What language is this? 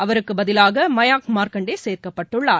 Tamil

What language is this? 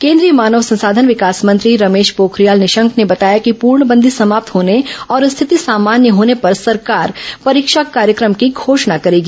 Hindi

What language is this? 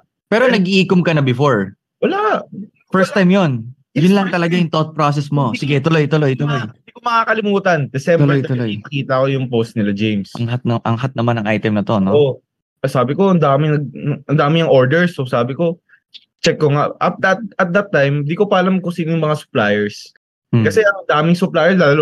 Filipino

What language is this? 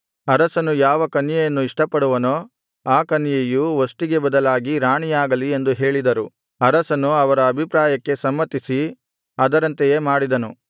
Kannada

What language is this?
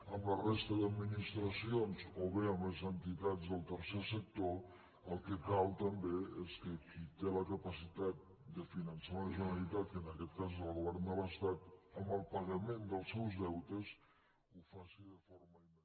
Catalan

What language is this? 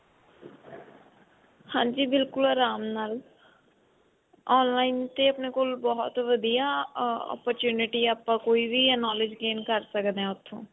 Punjabi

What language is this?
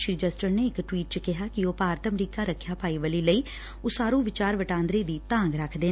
Punjabi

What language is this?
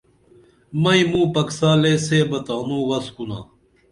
Dameli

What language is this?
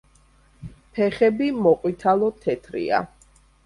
Georgian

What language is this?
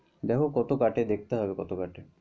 Bangla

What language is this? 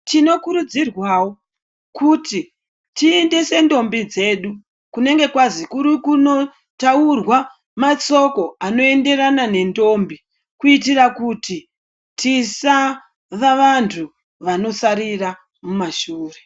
Ndau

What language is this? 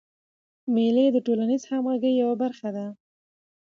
Pashto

